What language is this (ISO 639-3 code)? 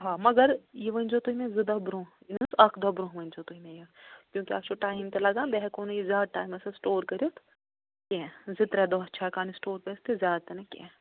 kas